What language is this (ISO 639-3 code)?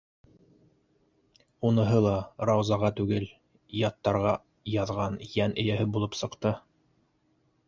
bak